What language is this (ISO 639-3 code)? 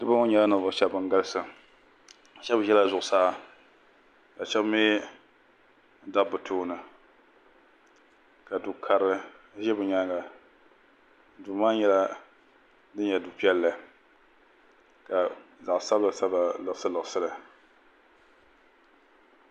dag